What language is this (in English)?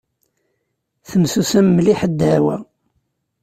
Kabyle